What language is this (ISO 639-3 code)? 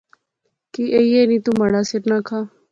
phr